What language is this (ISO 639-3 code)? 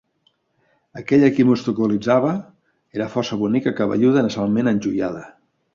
cat